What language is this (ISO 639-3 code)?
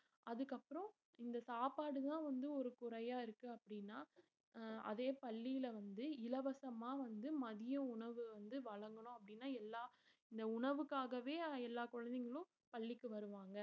tam